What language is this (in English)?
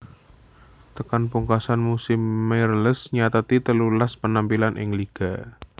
Javanese